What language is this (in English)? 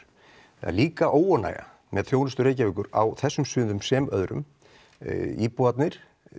Icelandic